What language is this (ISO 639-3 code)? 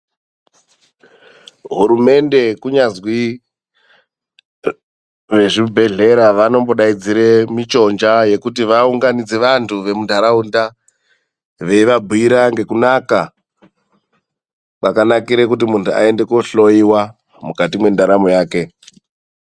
ndc